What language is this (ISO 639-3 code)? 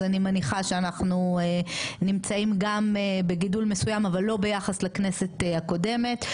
heb